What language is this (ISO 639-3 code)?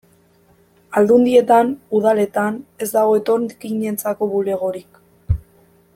eus